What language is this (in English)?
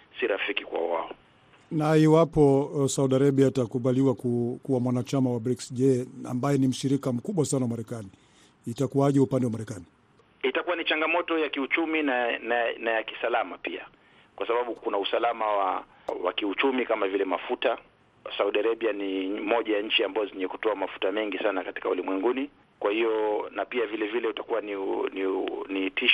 Swahili